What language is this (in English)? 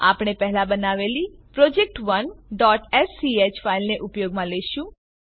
Gujarati